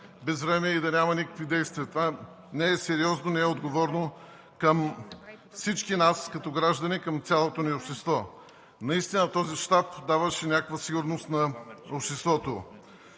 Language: Bulgarian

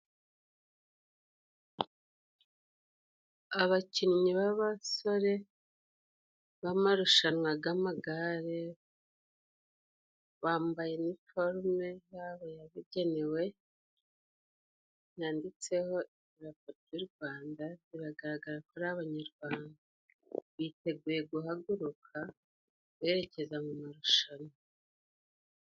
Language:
Kinyarwanda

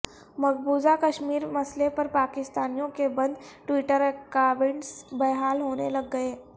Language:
Urdu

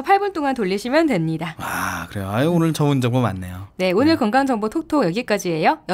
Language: Korean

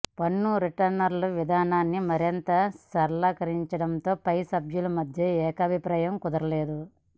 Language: Telugu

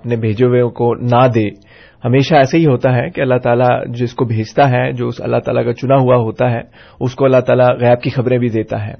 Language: Urdu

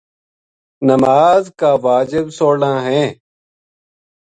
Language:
Gujari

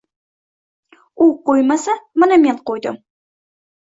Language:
Uzbek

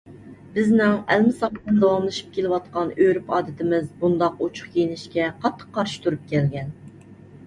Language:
Uyghur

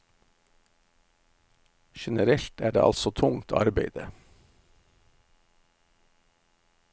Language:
Norwegian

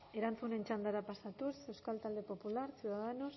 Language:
Basque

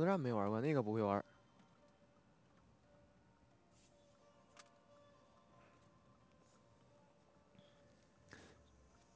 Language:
Chinese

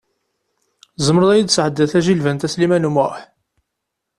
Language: Kabyle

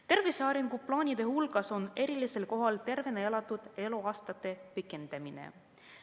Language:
Estonian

